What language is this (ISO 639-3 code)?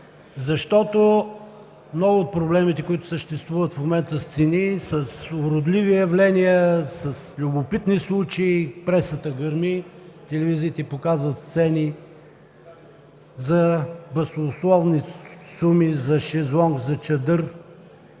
bul